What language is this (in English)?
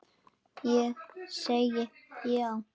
Icelandic